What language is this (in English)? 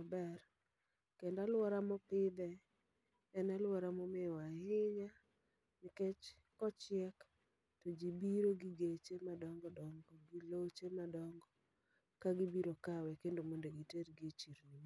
Luo (Kenya and Tanzania)